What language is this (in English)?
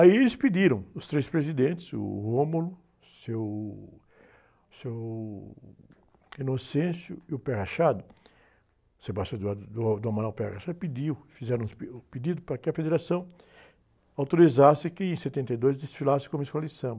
Portuguese